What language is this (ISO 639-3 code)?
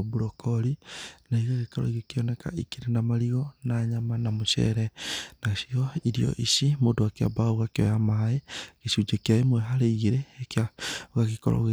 kik